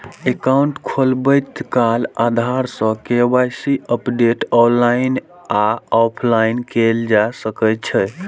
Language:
Maithili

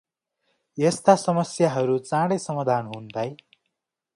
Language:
Nepali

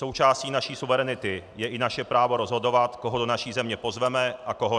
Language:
Czech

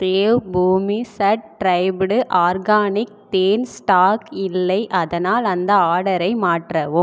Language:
Tamil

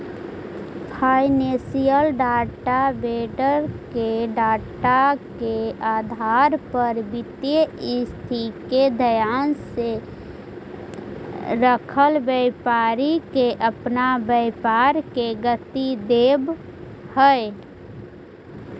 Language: Magahi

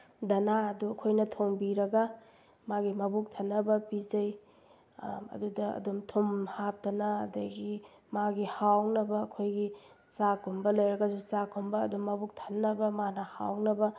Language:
Manipuri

